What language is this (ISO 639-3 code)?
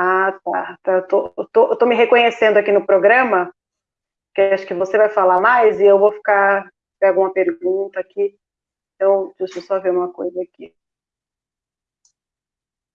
por